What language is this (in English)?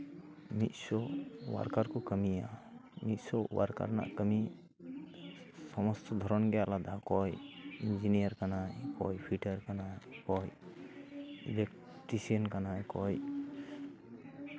Santali